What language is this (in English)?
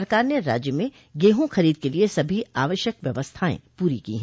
Hindi